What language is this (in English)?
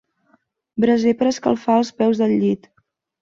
Catalan